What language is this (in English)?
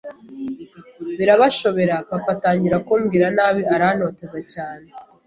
Kinyarwanda